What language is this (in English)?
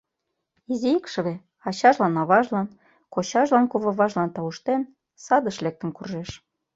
Mari